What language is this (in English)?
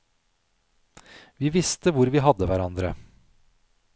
Norwegian